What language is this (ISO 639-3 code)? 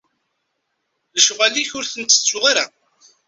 kab